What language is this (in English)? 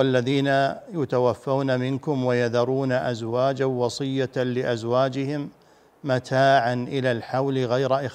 Arabic